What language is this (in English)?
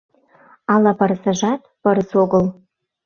Mari